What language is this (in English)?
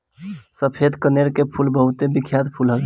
Bhojpuri